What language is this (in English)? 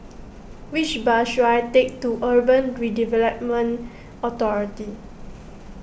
English